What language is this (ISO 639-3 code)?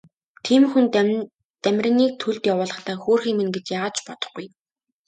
mon